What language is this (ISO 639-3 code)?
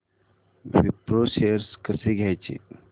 mar